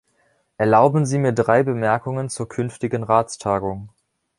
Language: German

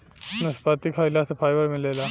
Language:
Bhojpuri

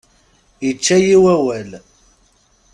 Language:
Kabyle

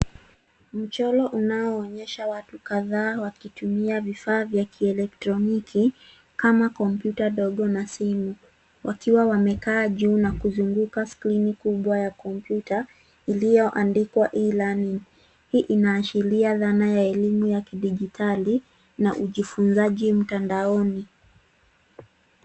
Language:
Swahili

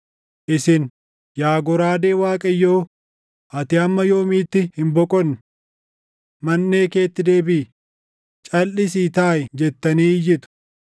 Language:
Oromo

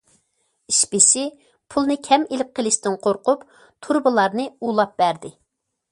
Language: Uyghur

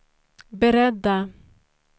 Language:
Swedish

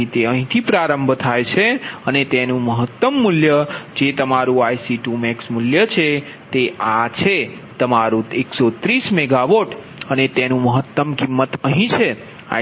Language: Gujarati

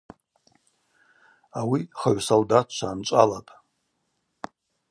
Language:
Abaza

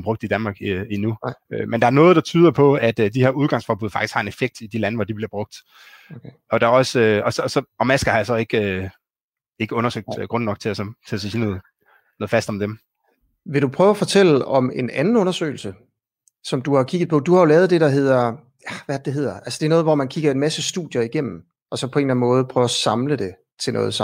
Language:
Danish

